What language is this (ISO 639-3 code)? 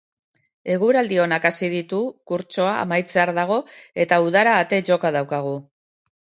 eus